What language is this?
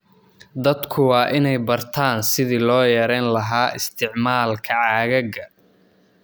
Somali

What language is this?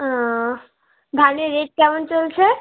Bangla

